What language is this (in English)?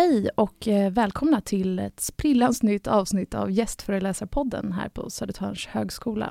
Swedish